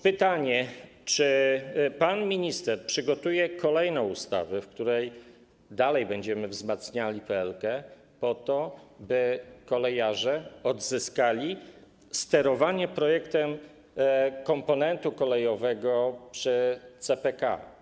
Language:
Polish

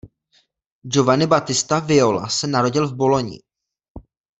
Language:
Czech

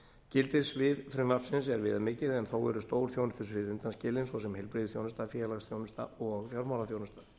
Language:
Icelandic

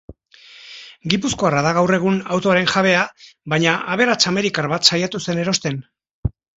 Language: Basque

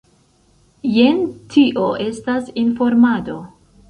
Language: Esperanto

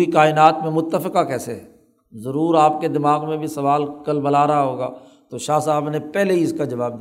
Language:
Urdu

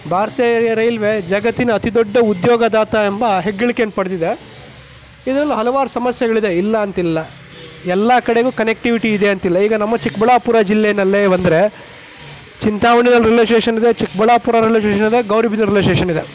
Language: Kannada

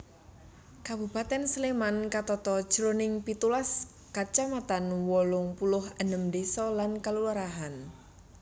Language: Javanese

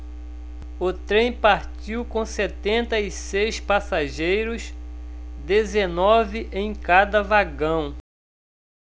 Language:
Portuguese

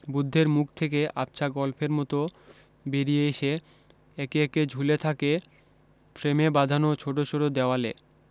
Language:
Bangla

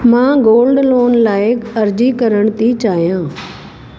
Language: Sindhi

